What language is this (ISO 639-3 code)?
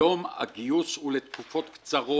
heb